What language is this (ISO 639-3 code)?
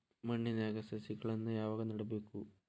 kan